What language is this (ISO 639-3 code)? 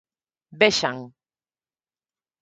glg